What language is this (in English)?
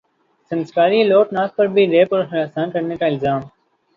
Urdu